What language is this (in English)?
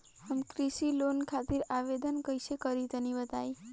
Bhojpuri